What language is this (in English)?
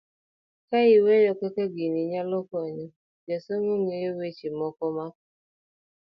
Luo (Kenya and Tanzania)